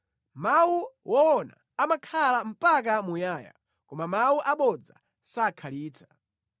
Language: Nyanja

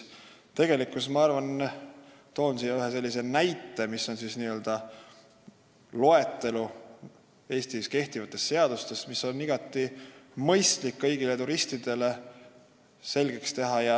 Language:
Estonian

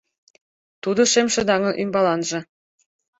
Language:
Mari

